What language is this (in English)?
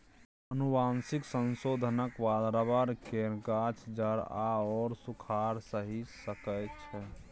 Maithili